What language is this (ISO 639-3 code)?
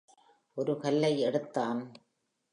tam